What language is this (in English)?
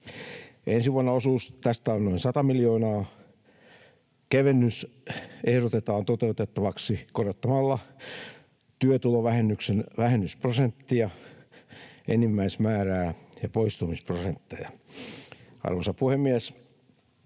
Finnish